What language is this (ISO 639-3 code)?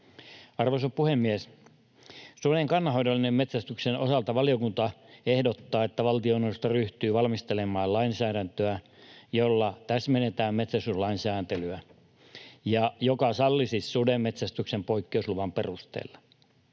fin